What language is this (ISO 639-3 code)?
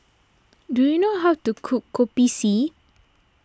eng